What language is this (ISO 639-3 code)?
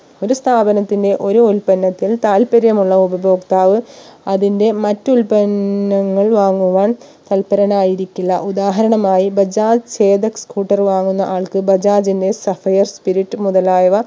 mal